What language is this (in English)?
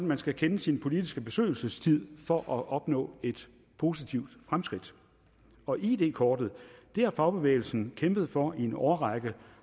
Danish